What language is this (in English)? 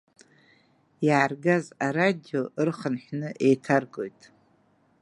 Abkhazian